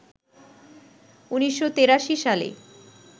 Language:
Bangla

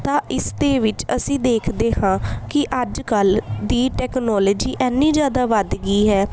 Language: Punjabi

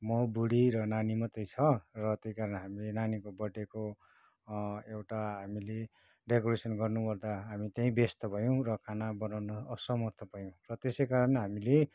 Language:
Nepali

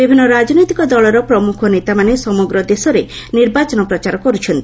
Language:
Odia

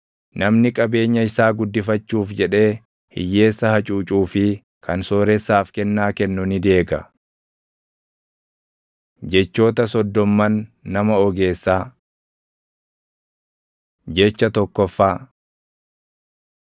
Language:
Oromo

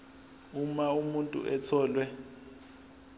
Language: Zulu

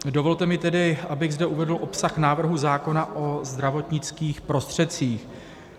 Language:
Czech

